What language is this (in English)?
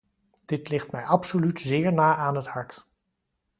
Dutch